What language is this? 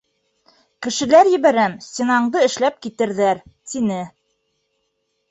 Bashkir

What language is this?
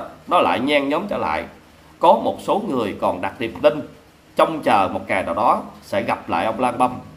Vietnamese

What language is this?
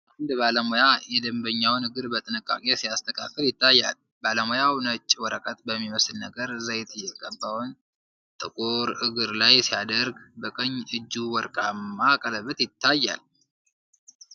Amharic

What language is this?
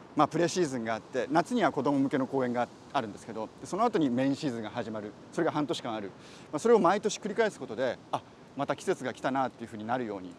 Japanese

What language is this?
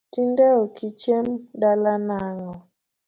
Luo (Kenya and Tanzania)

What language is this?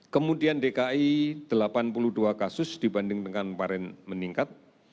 Indonesian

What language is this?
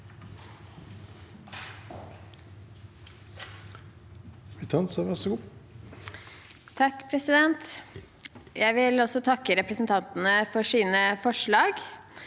Norwegian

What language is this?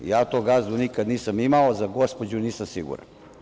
Serbian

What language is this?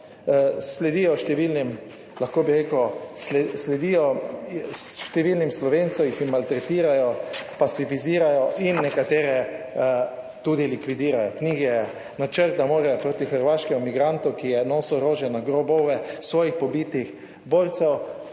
Slovenian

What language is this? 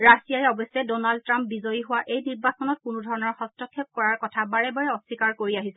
Assamese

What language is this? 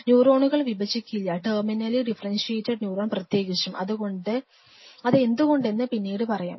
Malayalam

